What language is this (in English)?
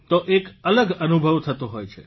Gujarati